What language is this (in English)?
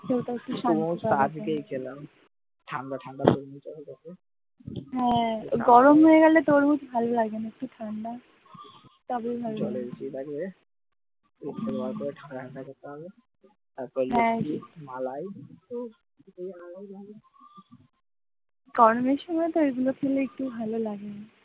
Bangla